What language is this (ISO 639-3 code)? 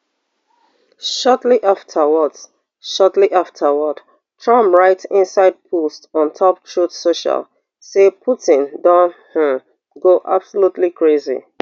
pcm